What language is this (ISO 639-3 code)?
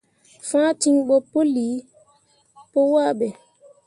mua